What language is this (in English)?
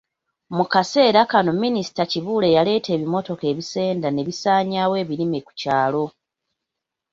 Ganda